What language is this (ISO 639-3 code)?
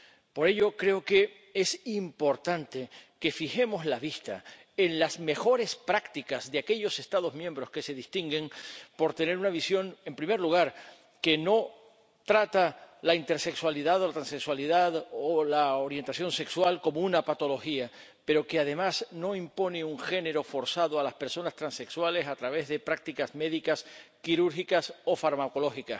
spa